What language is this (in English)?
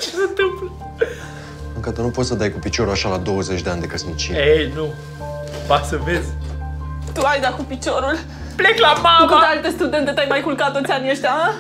Romanian